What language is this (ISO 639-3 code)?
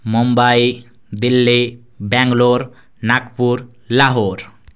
ori